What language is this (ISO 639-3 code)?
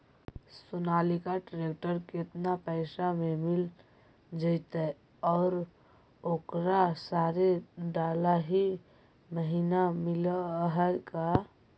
mag